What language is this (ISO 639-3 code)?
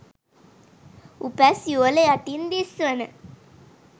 sin